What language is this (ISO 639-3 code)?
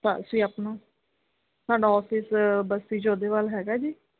pan